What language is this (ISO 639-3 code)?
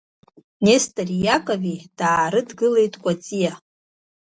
abk